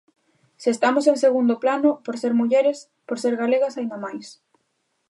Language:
Galician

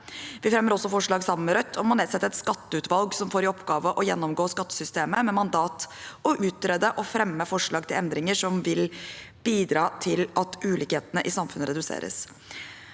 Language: Norwegian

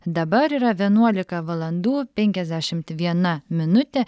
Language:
Lithuanian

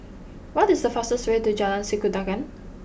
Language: English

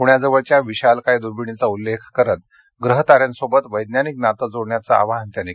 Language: Marathi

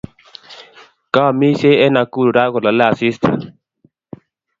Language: Kalenjin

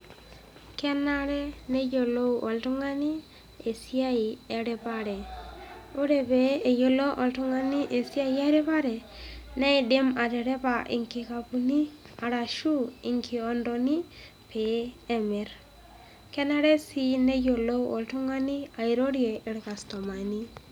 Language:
Masai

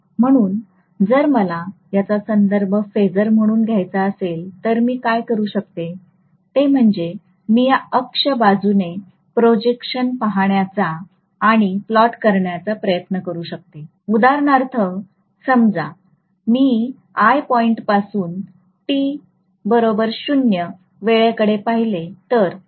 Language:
Marathi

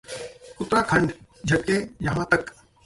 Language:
Hindi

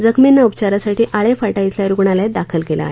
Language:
Marathi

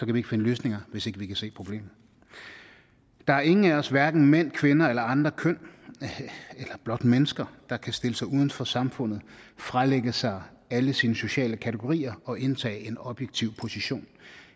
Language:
Danish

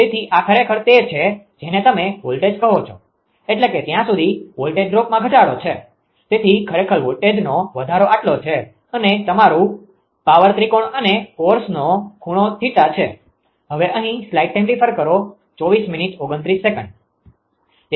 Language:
Gujarati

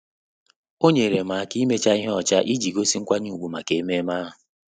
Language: Igbo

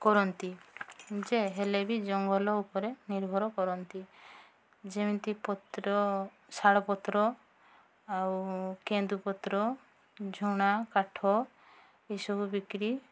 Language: Odia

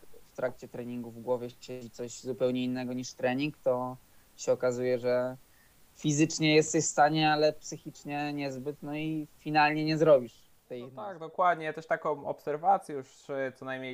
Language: Polish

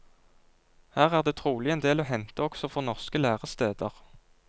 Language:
Norwegian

